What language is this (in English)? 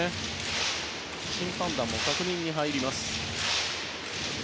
Japanese